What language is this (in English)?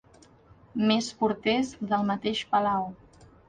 Catalan